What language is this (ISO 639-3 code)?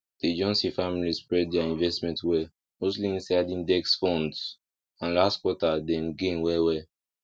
pcm